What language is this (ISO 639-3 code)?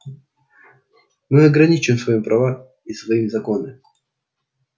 rus